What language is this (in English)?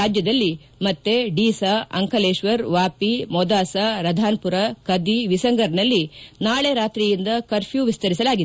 Kannada